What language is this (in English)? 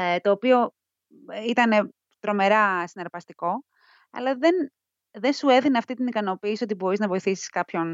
Greek